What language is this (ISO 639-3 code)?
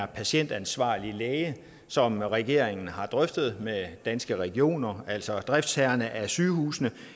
dan